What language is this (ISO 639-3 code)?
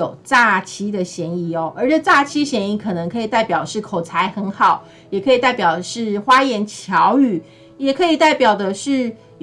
zho